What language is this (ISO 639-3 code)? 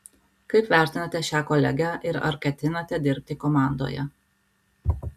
lit